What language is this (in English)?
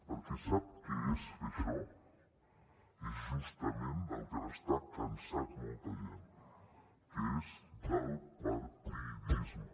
Catalan